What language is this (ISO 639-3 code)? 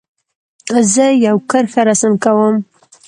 pus